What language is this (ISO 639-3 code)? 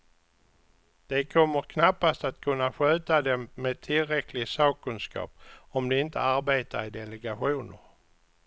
swe